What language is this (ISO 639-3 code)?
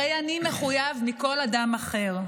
heb